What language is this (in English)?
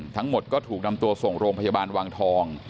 Thai